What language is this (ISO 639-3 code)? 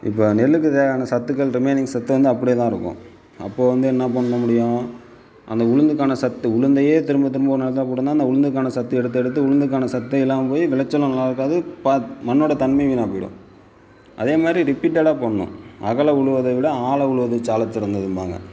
tam